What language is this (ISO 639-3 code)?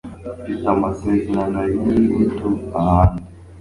kin